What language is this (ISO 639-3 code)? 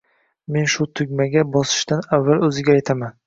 uzb